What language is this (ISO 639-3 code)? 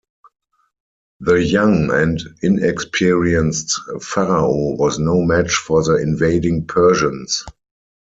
eng